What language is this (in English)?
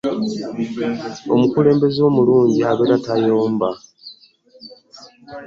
Ganda